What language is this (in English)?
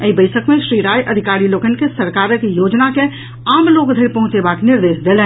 Maithili